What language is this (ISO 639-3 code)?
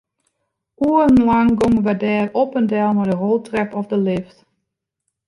fry